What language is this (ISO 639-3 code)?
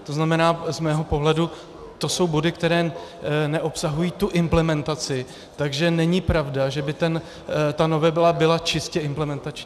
ces